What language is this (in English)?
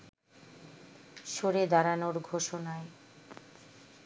Bangla